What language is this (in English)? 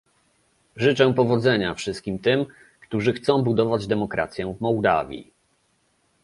Polish